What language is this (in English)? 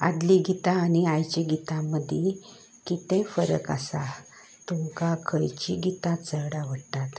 Konkani